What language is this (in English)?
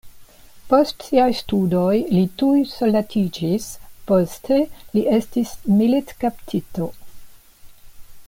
Esperanto